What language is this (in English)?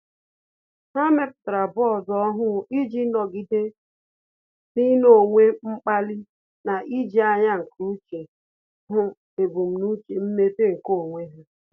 Igbo